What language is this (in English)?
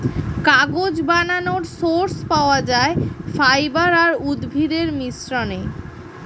Bangla